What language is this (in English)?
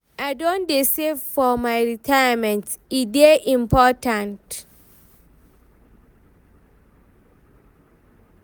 Nigerian Pidgin